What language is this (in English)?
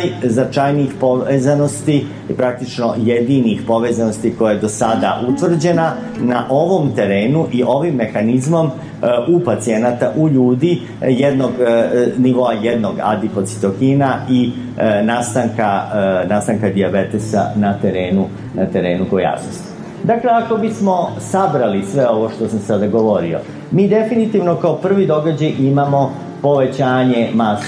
Croatian